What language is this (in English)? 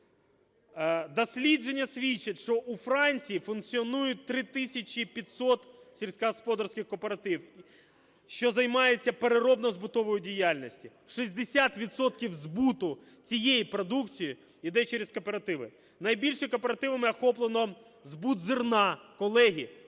Ukrainian